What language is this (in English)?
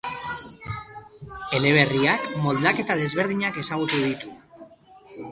Basque